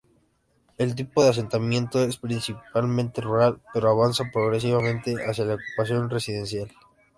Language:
Spanish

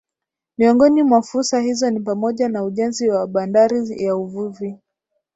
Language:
Swahili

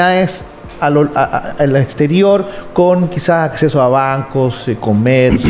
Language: Spanish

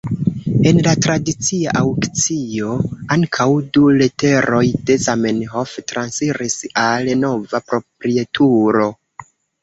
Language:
Esperanto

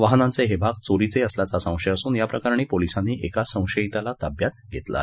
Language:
Marathi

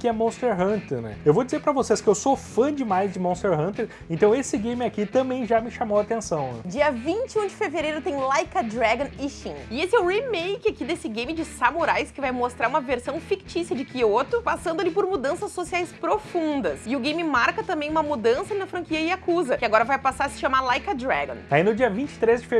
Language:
Portuguese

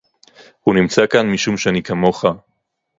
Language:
Hebrew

